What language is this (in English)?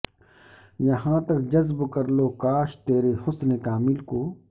Urdu